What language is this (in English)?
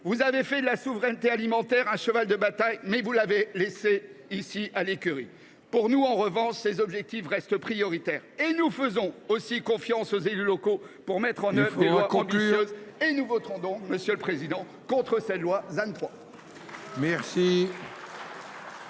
French